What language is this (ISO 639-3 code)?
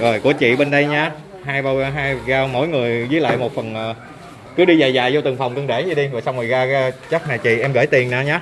vie